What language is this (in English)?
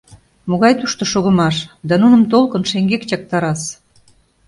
Mari